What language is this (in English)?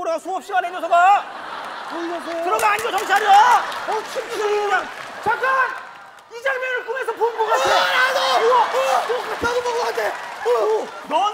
Korean